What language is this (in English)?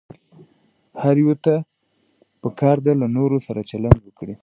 Pashto